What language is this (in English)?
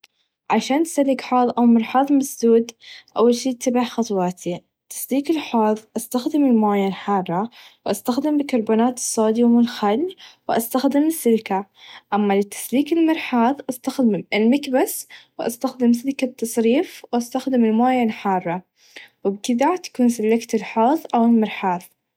Najdi Arabic